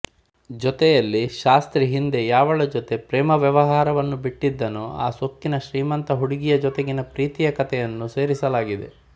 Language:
Kannada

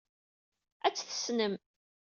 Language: Kabyle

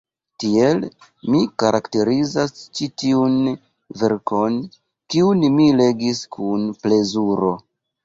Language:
Esperanto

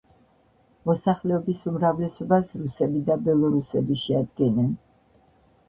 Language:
Georgian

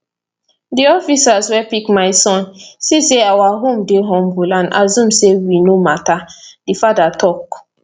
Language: Nigerian Pidgin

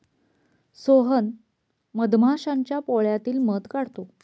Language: Marathi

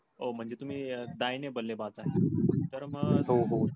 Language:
Marathi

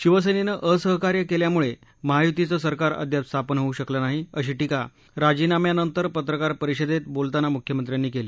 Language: Marathi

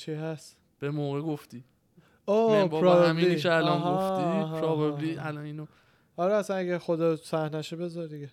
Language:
Persian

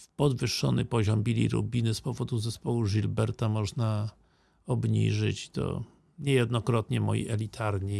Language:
Polish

